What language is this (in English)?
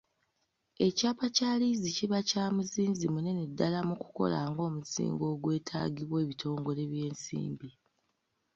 Ganda